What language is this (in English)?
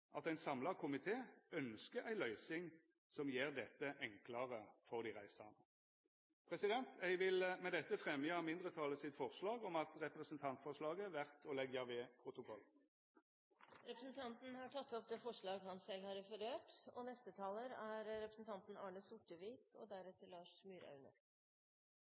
Norwegian